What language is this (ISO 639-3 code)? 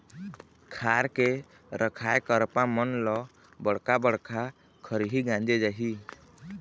hne